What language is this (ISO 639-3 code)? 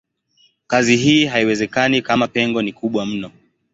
swa